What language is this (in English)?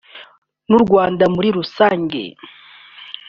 Kinyarwanda